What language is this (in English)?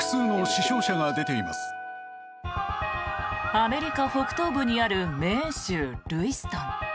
Japanese